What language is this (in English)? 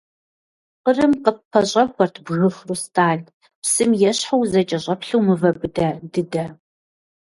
Kabardian